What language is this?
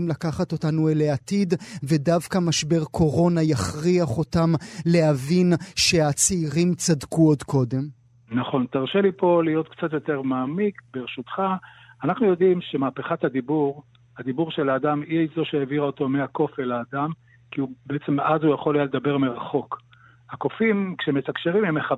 Hebrew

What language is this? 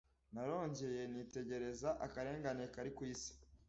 Kinyarwanda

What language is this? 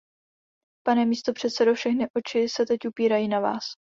Czech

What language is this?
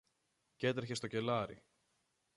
Greek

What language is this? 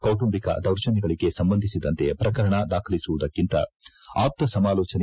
Kannada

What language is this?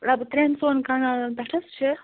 Kashmiri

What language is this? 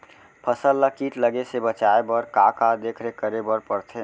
Chhattisgarhi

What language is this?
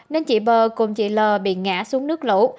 Vietnamese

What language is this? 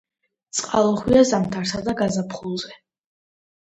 Georgian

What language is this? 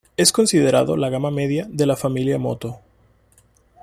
Spanish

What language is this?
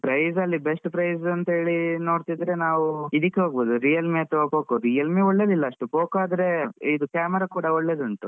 Kannada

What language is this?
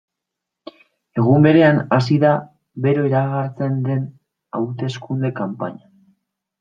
Basque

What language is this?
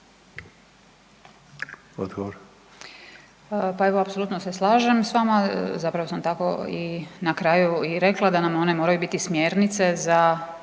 Croatian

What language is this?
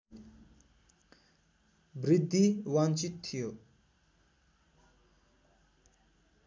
Nepali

